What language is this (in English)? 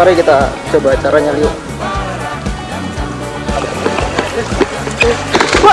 Indonesian